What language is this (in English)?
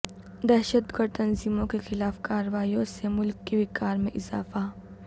Urdu